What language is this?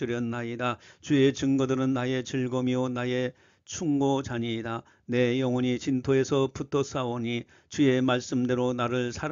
Korean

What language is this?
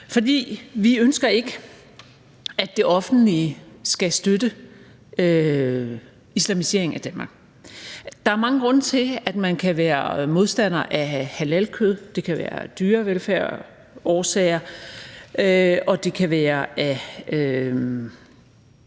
Danish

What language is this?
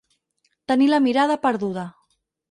Catalan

